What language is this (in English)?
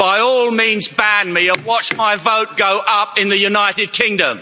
English